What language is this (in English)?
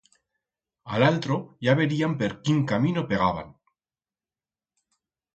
Aragonese